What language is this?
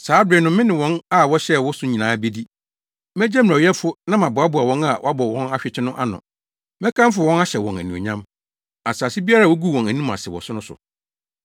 Akan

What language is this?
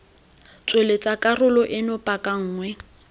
Tswana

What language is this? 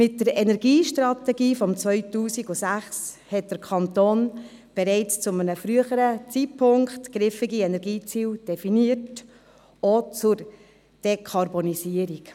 Swiss German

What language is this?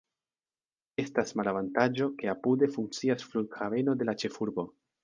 Esperanto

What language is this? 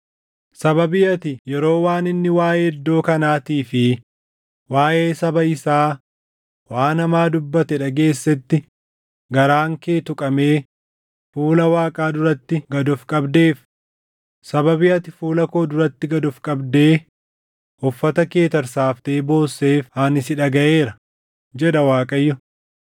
Oromo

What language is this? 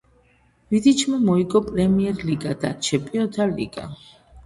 Georgian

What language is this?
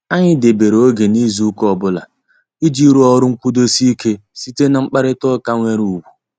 Igbo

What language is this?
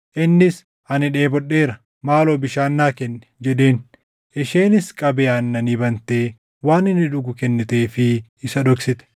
Oromo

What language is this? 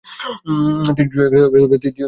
Bangla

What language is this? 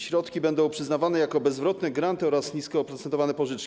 Polish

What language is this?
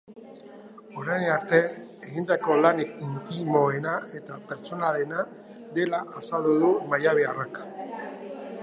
Basque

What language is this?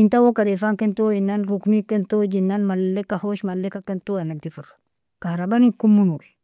Nobiin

